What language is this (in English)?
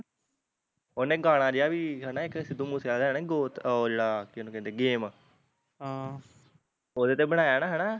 Punjabi